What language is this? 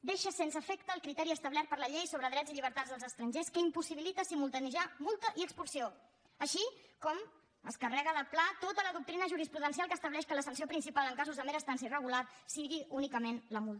Catalan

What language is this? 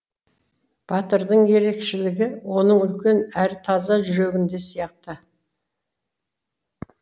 Kazakh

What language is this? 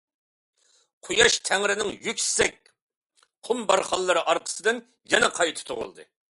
Uyghur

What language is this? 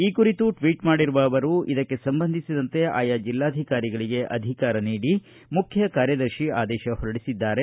Kannada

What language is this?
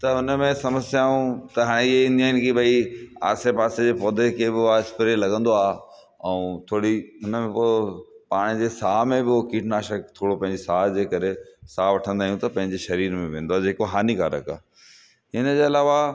Sindhi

